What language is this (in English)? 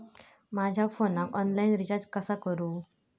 Marathi